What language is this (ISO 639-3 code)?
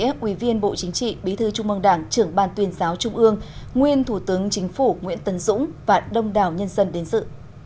vie